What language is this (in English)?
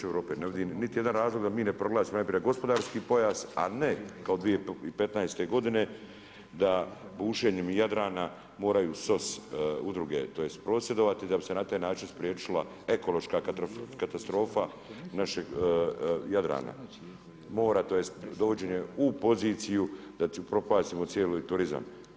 Croatian